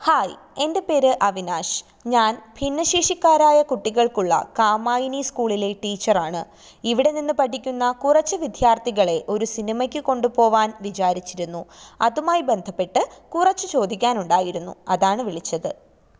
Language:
Malayalam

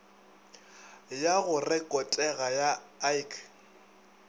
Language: Northern Sotho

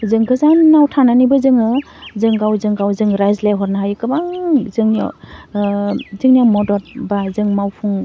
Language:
Bodo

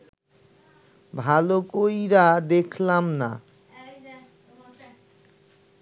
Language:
Bangla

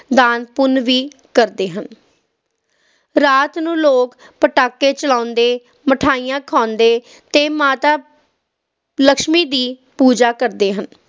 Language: Punjabi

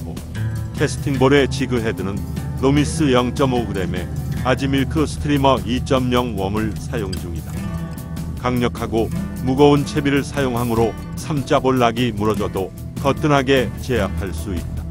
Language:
Korean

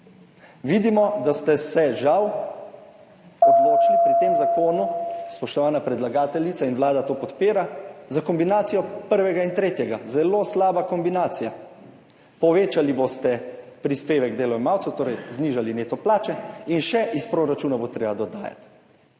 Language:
Slovenian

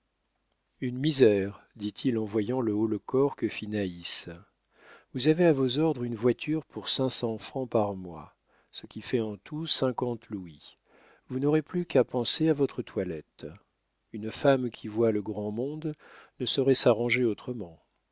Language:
French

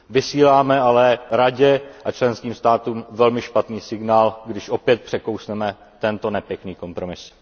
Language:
Czech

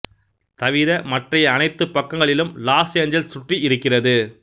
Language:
Tamil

